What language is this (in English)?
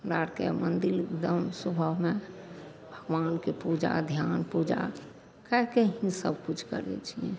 Maithili